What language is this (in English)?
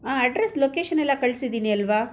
Kannada